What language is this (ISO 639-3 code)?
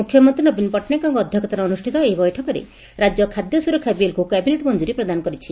ori